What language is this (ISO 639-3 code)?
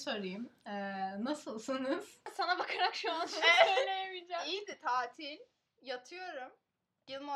tur